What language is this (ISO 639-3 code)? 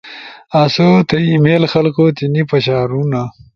ush